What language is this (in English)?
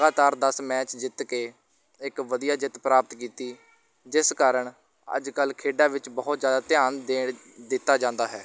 Punjabi